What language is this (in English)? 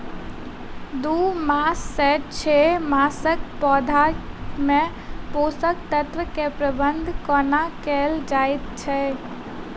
Maithili